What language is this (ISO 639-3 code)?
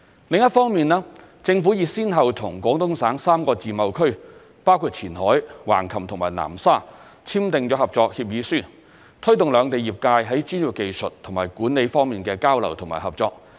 yue